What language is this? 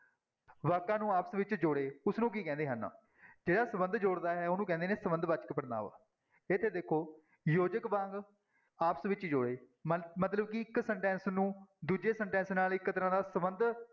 Punjabi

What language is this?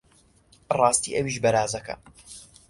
Central Kurdish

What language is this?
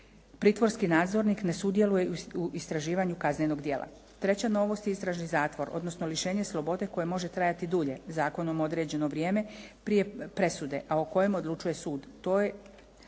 Croatian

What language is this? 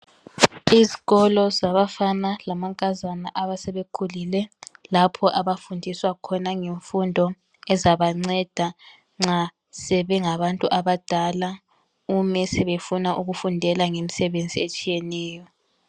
North Ndebele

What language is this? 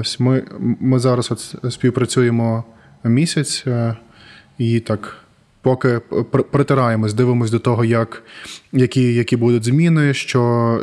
Ukrainian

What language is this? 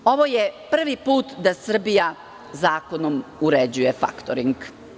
Serbian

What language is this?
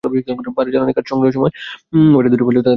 Bangla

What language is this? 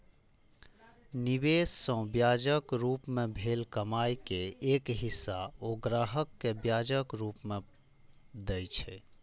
Maithili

